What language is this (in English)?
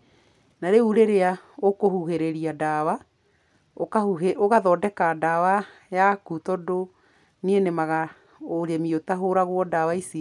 Kikuyu